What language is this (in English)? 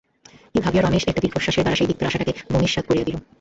Bangla